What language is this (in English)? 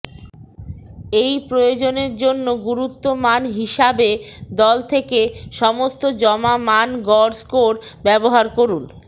Bangla